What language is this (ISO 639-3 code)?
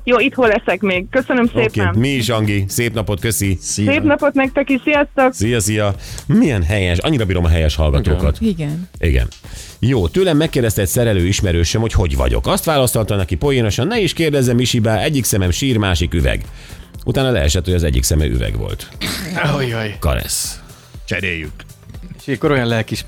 hun